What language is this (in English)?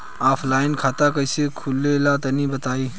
Bhojpuri